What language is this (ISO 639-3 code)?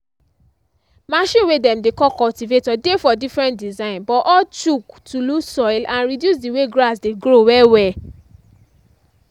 pcm